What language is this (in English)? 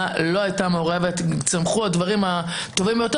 Hebrew